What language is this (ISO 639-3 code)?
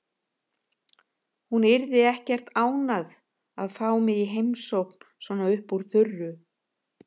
isl